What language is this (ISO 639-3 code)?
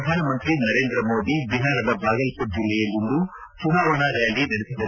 kan